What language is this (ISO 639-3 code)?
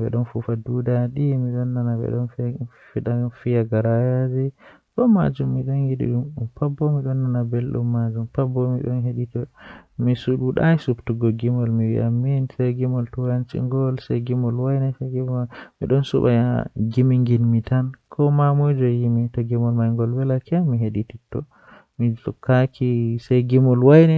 fuh